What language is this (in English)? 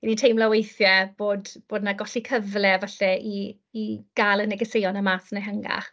Welsh